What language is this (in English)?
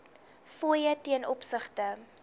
Afrikaans